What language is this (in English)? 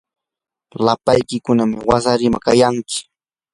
Yanahuanca Pasco Quechua